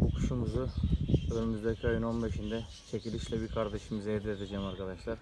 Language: Turkish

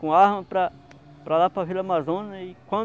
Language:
Portuguese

